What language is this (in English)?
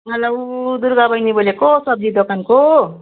Nepali